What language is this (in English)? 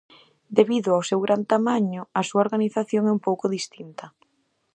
Galician